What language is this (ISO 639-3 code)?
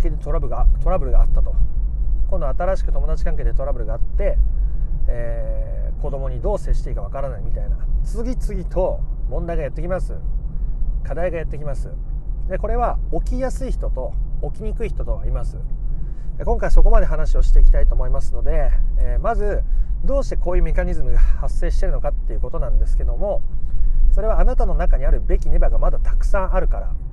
jpn